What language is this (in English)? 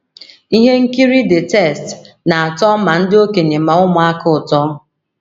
Igbo